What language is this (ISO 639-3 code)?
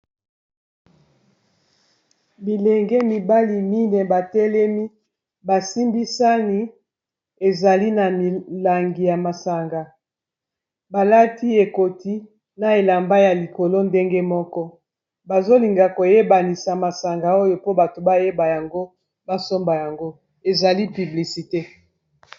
lin